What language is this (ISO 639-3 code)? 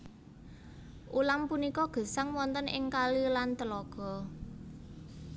jav